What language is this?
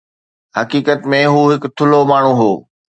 Sindhi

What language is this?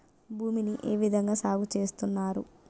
Telugu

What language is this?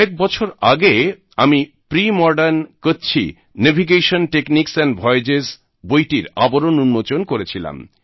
Bangla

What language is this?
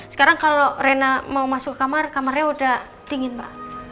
Indonesian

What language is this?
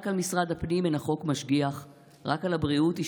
Hebrew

